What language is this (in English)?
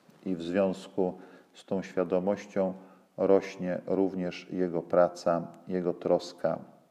Polish